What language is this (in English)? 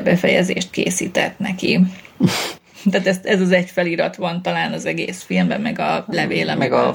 Hungarian